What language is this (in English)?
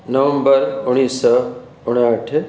Sindhi